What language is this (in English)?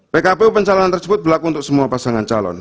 Indonesian